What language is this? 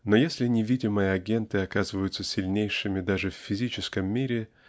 Russian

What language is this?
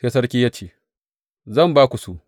Hausa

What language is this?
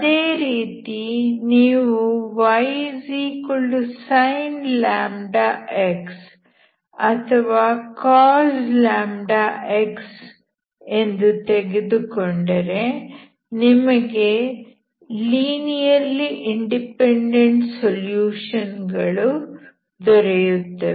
Kannada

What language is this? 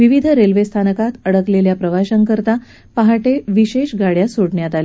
Marathi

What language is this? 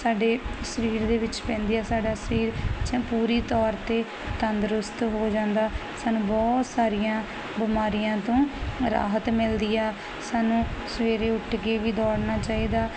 Punjabi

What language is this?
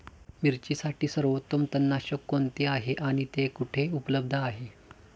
Marathi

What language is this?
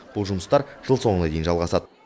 Kazakh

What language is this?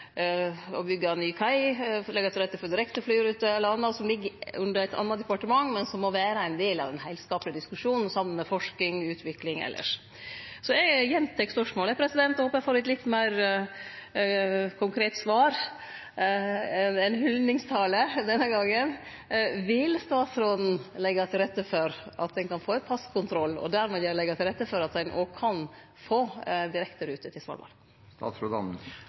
Norwegian Nynorsk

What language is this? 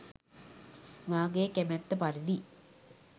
Sinhala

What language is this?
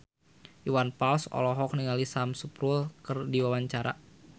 Sundanese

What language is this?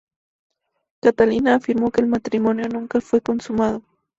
Spanish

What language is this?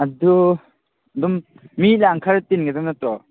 Manipuri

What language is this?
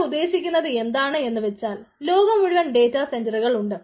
Malayalam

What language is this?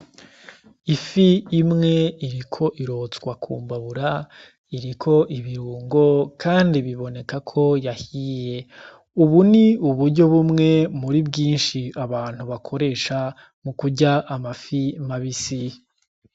Rundi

